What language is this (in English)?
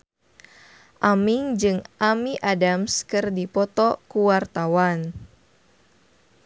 Sundanese